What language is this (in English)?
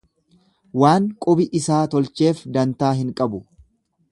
Oromo